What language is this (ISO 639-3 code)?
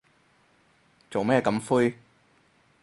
yue